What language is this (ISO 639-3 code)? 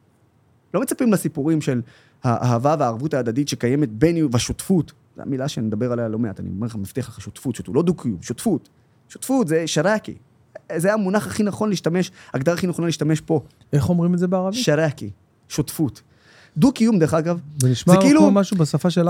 heb